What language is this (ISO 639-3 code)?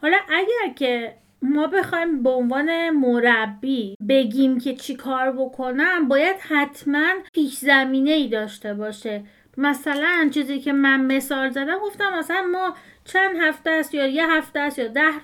fas